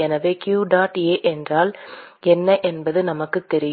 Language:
Tamil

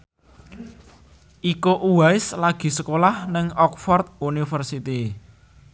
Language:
Javanese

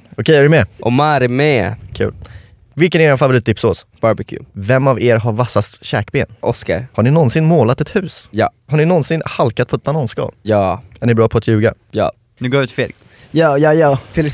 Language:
Swedish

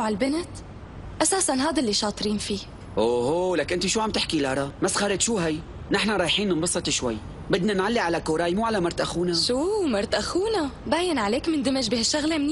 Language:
Arabic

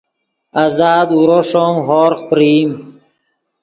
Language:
Yidgha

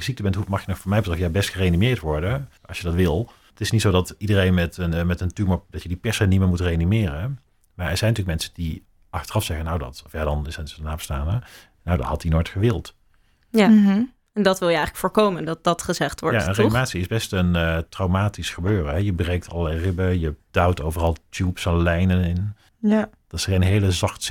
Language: Dutch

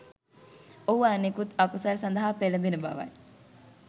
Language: Sinhala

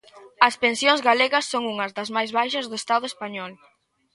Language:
Galician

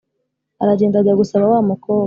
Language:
Kinyarwanda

